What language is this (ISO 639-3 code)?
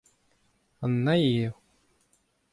bre